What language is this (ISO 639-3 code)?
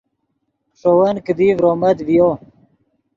ydg